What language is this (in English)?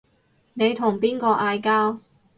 Cantonese